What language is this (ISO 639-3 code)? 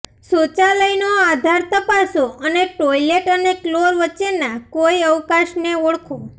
guj